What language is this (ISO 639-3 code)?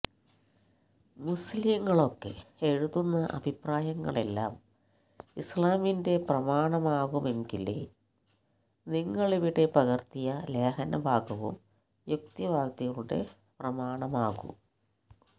mal